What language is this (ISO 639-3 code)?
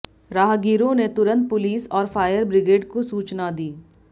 hin